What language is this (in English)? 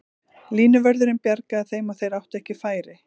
Icelandic